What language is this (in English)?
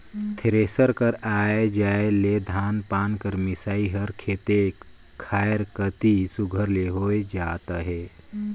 Chhattisgarhi